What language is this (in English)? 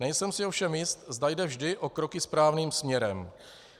Czech